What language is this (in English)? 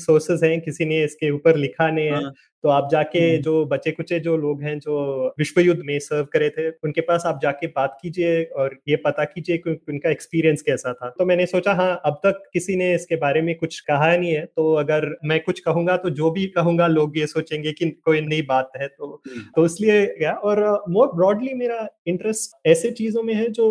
Hindi